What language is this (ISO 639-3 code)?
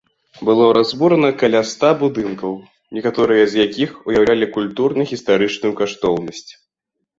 bel